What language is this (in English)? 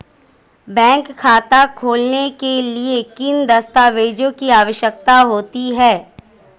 Hindi